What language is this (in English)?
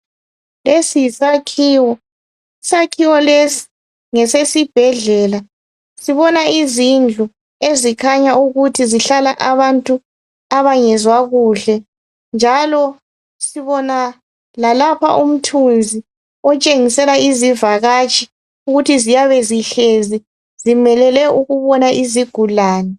North Ndebele